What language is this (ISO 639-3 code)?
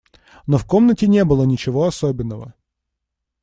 rus